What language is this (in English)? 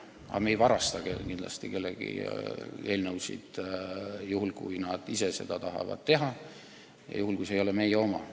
Estonian